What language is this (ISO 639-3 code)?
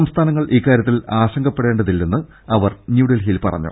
mal